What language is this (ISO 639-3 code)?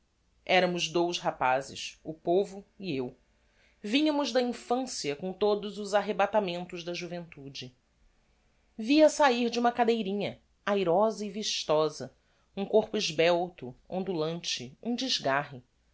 por